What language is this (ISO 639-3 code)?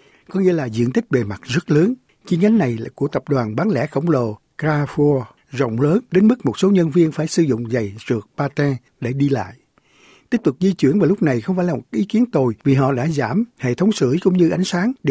vie